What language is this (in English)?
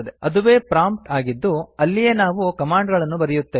Kannada